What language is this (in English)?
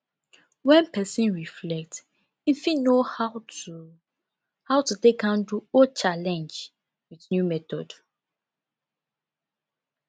Nigerian Pidgin